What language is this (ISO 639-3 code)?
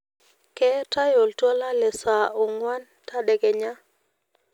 mas